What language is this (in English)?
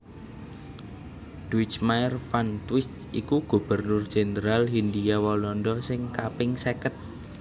Javanese